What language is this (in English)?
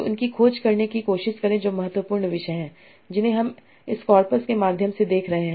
Hindi